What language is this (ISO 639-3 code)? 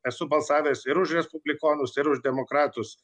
lit